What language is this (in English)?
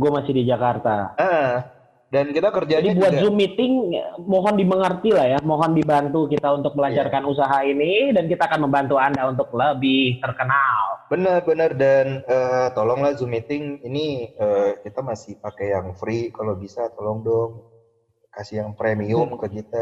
Indonesian